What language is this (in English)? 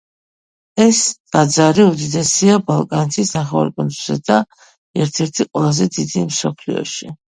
Georgian